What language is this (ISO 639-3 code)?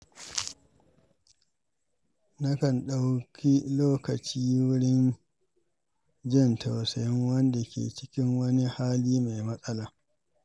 hau